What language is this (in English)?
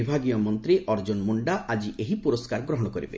Odia